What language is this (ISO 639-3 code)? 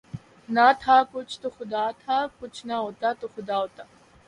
urd